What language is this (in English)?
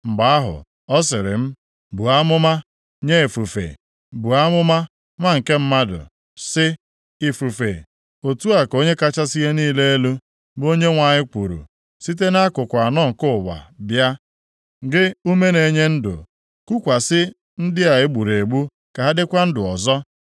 Igbo